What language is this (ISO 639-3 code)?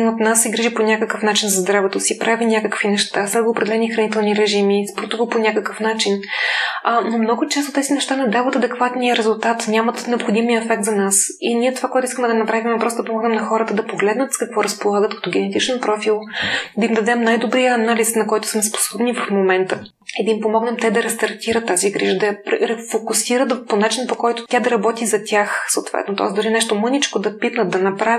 bul